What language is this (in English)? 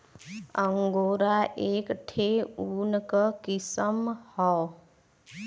Bhojpuri